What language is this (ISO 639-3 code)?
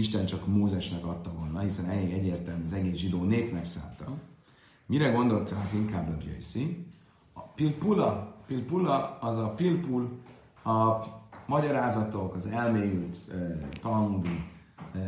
hun